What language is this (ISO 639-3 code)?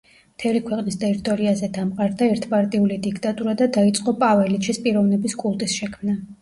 kat